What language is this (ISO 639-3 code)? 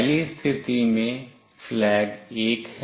hin